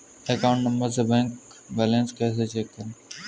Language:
Hindi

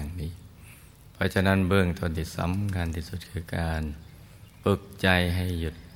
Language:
Thai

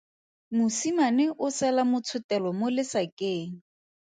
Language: Tswana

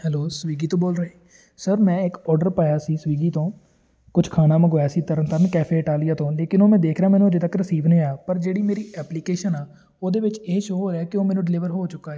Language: Punjabi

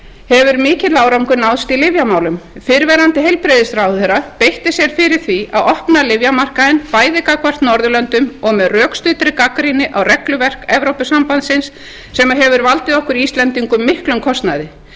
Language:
Icelandic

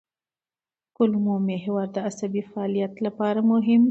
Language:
Pashto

